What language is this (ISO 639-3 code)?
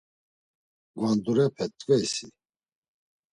lzz